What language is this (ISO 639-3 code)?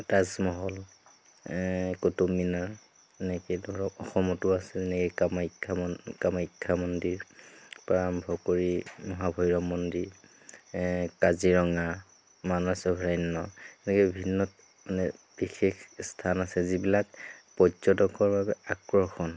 asm